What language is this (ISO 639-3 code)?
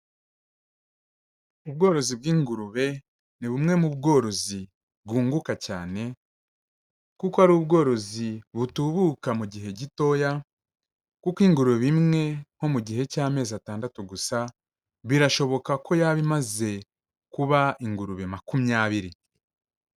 kin